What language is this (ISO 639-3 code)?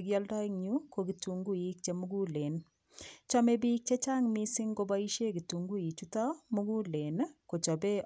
kln